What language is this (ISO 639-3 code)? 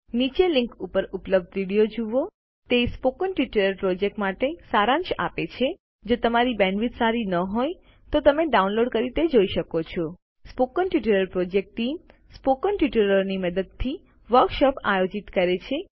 guj